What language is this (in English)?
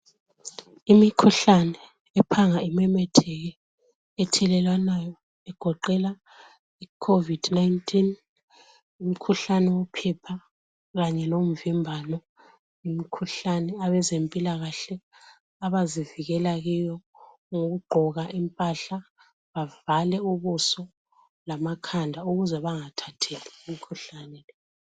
North Ndebele